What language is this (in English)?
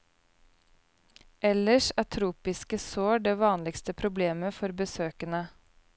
Norwegian